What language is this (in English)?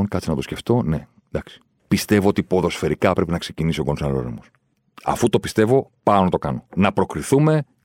Greek